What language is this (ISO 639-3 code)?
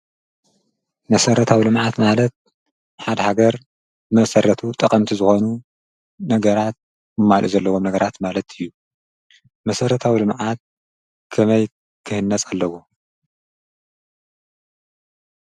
tir